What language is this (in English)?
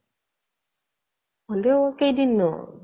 Assamese